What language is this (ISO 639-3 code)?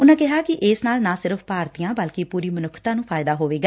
pan